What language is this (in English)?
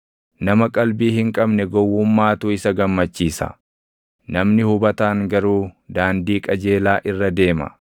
Oromo